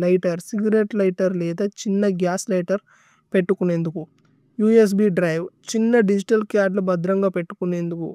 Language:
Tulu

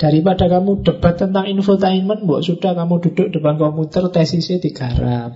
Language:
Indonesian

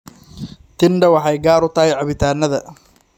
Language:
Somali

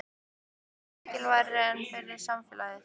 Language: Icelandic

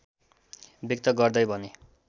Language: Nepali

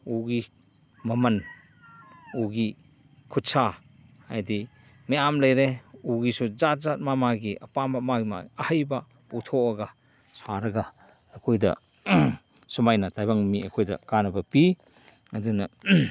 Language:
Manipuri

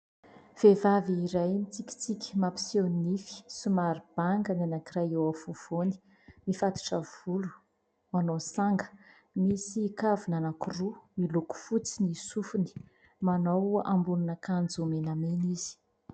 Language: Malagasy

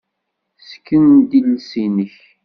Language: Kabyle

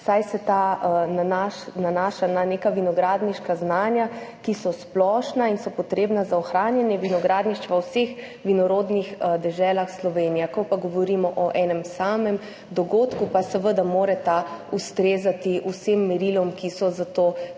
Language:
Slovenian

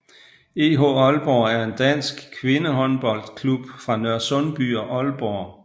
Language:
Danish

